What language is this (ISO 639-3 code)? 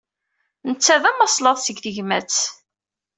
kab